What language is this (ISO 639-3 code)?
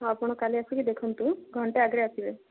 ori